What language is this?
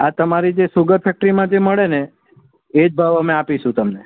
Gujarati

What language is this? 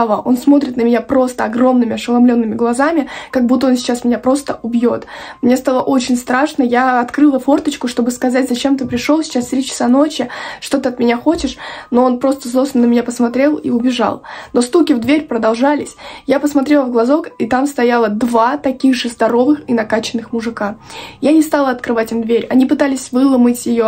Russian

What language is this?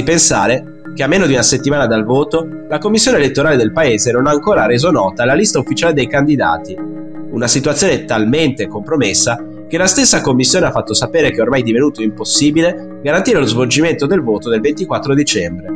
Italian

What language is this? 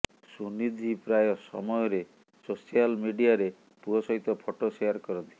Odia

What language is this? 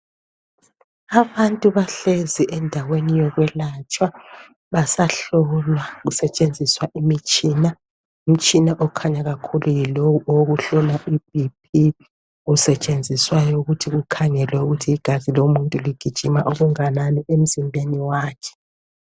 North Ndebele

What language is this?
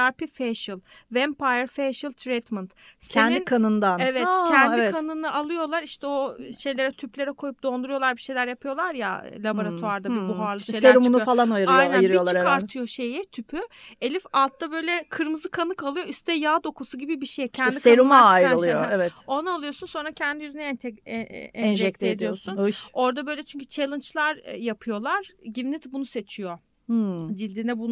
Turkish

